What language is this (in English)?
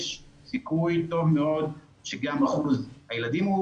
Hebrew